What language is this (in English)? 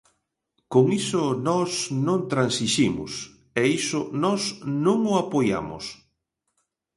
Galician